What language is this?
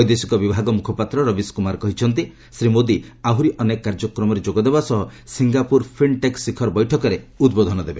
Odia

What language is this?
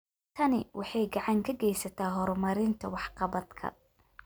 Somali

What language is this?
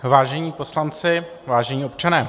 Czech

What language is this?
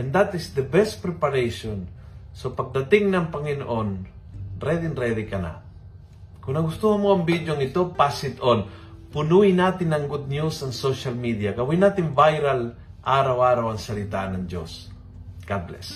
Filipino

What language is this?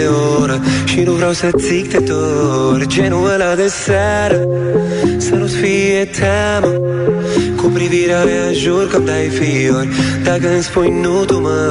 Romanian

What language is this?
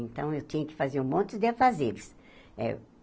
Portuguese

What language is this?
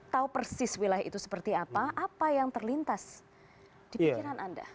Indonesian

